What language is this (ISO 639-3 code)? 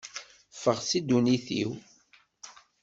kab